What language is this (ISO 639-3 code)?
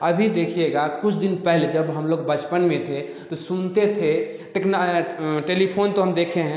hin